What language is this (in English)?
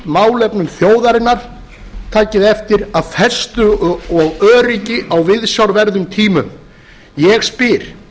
Icelandic